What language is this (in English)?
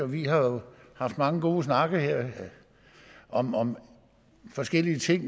Danish